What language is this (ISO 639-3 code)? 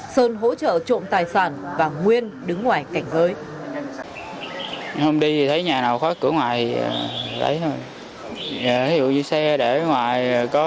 vie